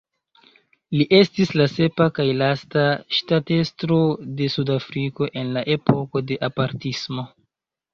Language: Esperanto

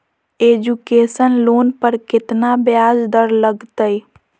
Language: Magahi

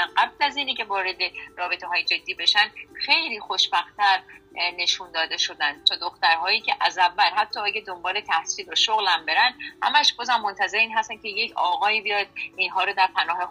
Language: Persian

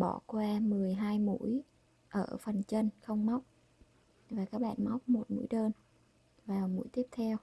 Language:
Vietnamese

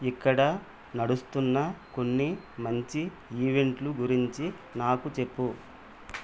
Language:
Telugu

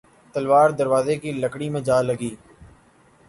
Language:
Urdu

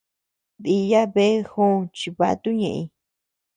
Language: Tepeuxila Cuicatec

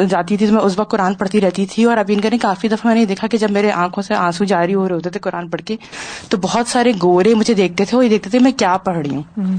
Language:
Urdu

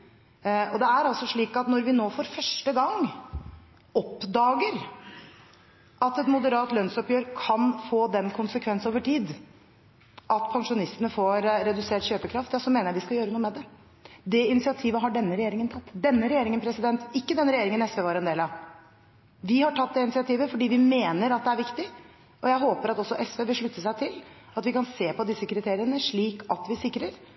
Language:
Norwegian Bokmål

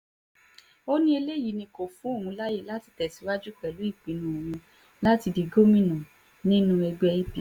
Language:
Yoruba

